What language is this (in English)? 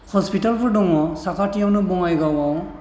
Bodo